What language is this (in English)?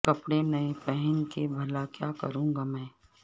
Urdu